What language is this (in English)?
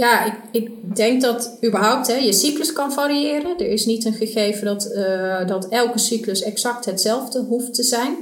Dutch